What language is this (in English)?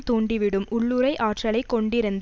Tamil